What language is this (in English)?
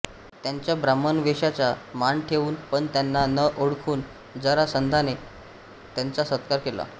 Marathi